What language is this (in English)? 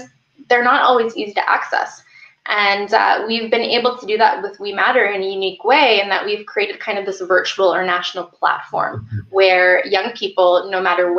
English